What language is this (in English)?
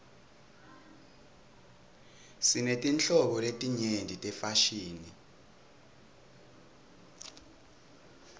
Swati